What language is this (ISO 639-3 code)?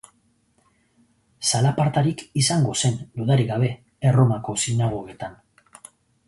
eus